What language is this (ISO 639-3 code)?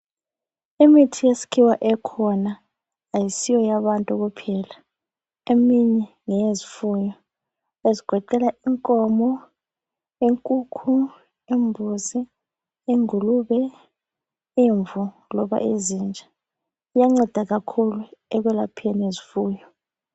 nde